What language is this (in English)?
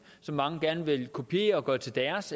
Danish